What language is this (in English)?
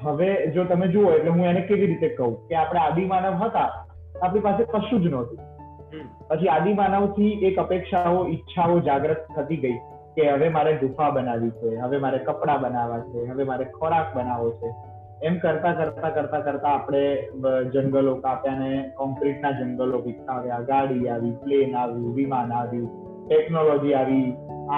Gujarati